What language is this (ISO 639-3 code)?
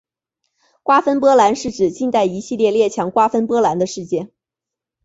zho